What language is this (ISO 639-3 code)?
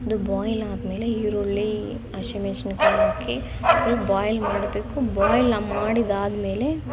kan